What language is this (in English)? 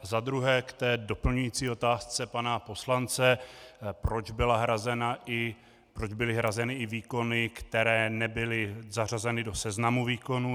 Czech